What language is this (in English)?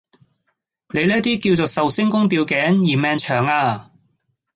Cantonese